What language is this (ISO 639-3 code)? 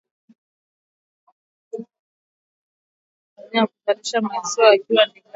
swa